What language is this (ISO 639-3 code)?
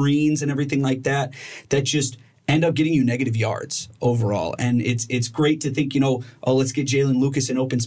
eng